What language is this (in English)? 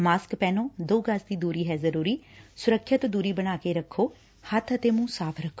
Punjabi